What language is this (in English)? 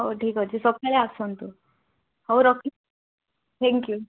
Odia